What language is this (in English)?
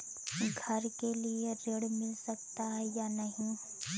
Hindi